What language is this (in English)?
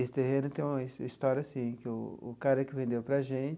Portuguese